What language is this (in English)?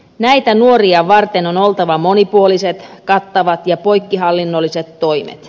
Finnish